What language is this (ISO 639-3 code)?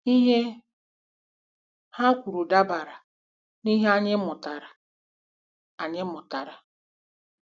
ibo